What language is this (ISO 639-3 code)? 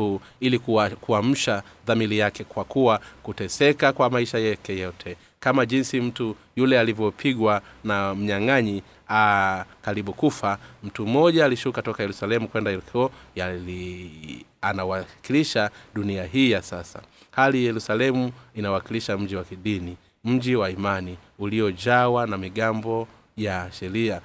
swa